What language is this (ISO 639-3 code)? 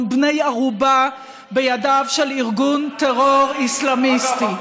heb